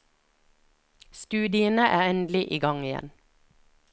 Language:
Norwegian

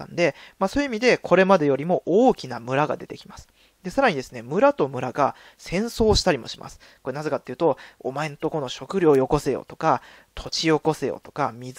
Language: Japanese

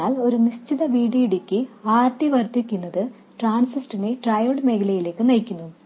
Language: Malayalam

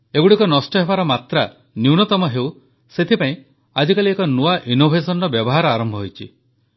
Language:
Odia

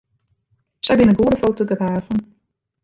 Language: Western Frisian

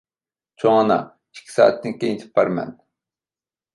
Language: Uyghur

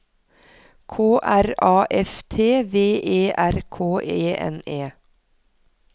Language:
Norwegian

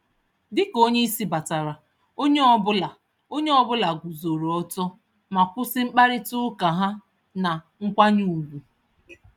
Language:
Igbo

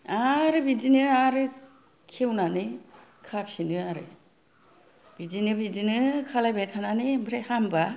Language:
Bodo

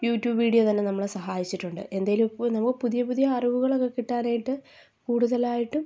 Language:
Malayalam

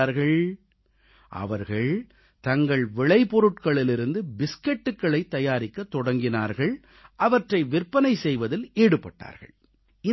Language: Tamil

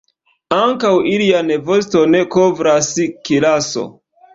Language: Esperanto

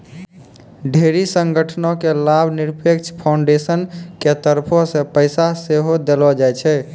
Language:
Maithili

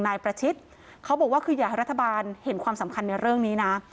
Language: Thai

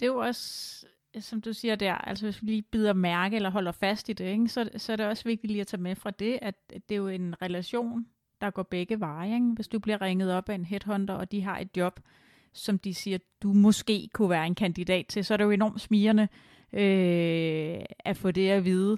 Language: Danish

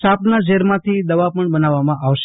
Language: Gujarati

